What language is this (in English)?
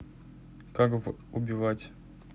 Russian